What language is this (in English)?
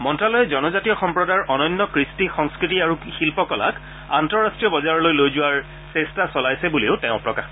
Assamese